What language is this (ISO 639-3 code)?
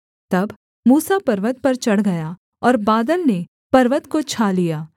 hin